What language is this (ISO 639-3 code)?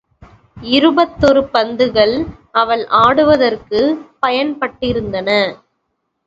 tam